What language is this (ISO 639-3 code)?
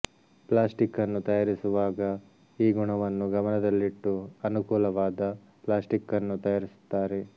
kan